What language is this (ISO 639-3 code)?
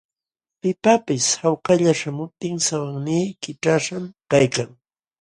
qxw